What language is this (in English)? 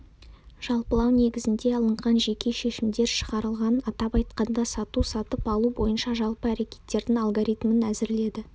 Kazakh